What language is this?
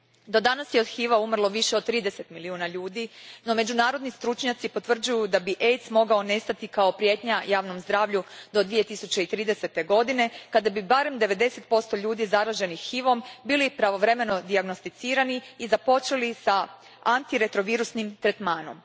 Croatian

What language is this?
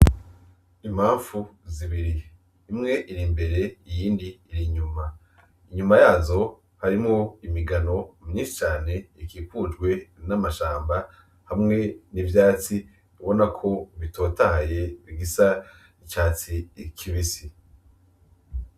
Rundi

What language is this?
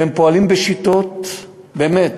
Hebrew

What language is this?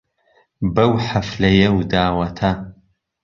Central Kurdish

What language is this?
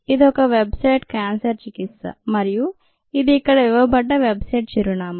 Telugu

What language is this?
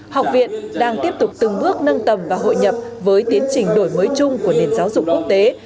Vietnamese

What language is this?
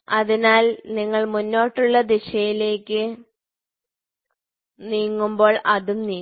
Malayalam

